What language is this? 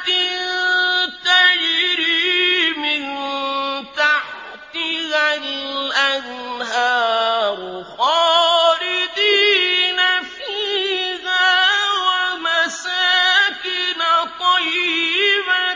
Arabic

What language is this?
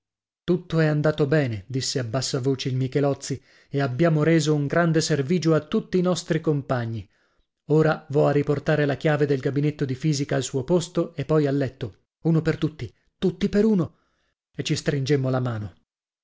Italian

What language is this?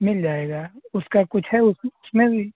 Urdu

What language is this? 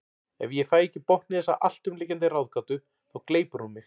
Icelandic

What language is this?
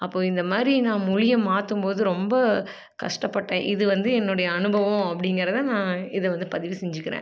Tamil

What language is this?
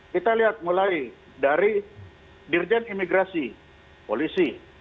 Indonesian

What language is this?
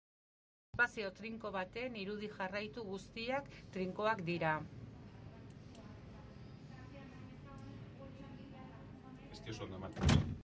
Basque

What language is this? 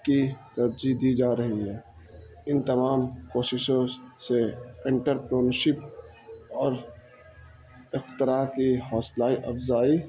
Urdu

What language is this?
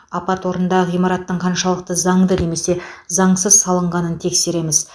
Kazakh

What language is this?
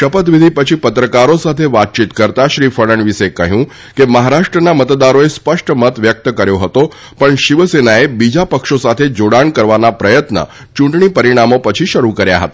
Gujarati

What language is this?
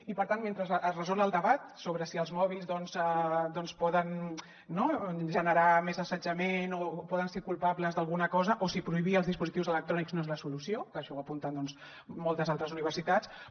Catalan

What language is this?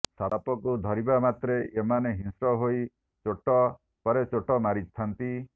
Odia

